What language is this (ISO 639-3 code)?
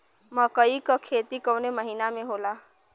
bho